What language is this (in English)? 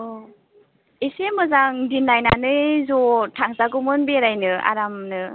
Bodo